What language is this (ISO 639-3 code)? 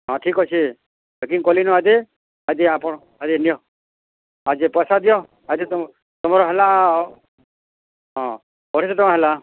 ori